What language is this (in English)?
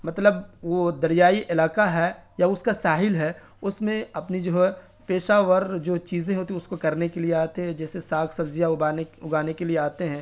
Urdu